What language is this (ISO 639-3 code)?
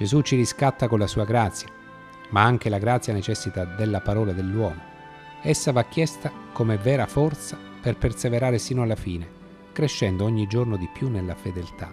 ita